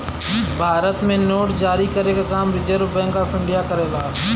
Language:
Bhojpuri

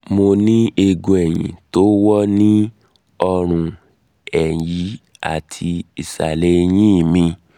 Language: Yoruba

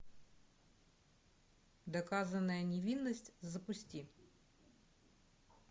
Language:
Russian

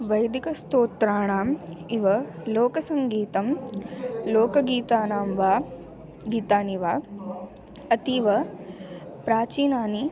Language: Sanskrit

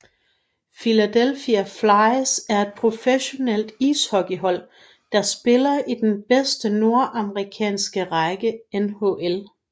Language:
Danish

